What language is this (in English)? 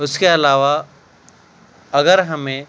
Urdu